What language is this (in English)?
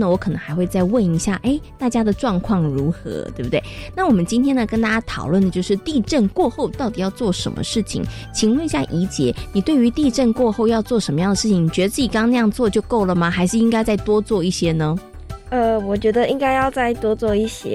Chinese